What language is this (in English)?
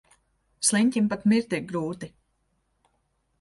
Latvian